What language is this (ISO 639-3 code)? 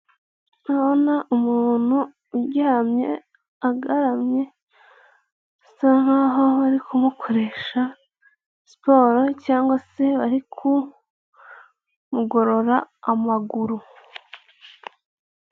kin